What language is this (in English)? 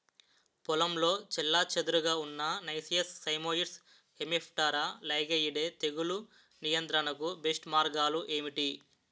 Telugu